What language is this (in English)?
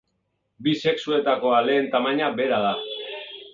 Basque